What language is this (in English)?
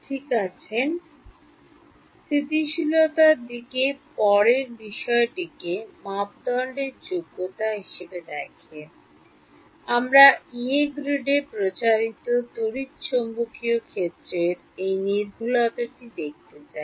Bangla